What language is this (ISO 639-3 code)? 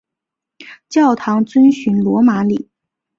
zho